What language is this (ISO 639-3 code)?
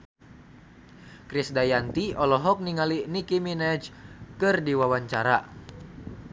sun